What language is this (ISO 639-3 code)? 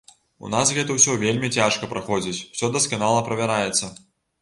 bel